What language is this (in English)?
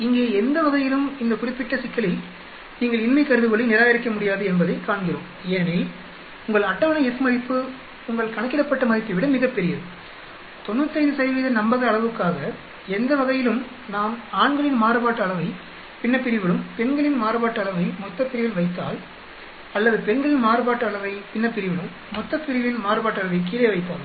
Tamil